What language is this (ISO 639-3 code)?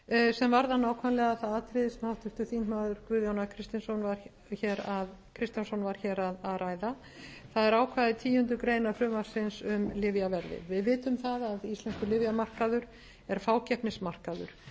isl